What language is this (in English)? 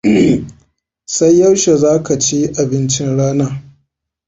Hausa